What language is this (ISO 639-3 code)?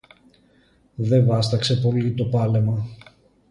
ell